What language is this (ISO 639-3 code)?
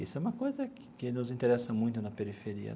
por